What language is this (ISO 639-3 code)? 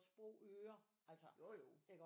dan